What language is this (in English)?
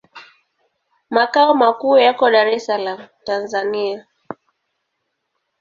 Swahili